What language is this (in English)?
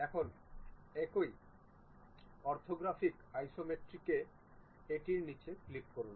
Bangla